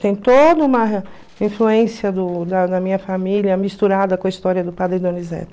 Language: Portuguese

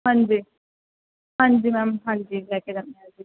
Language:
Punjabi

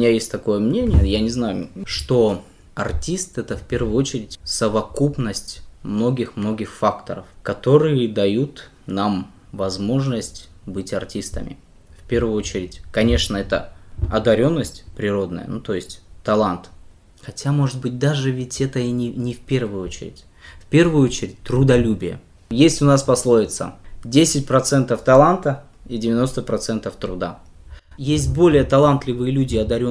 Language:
Russian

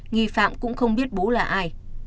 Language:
Vietnamese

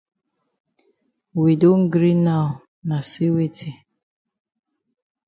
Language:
Cameroon Pidgin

